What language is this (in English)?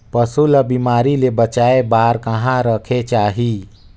Chhattisgarhi